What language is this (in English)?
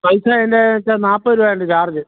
Malayalam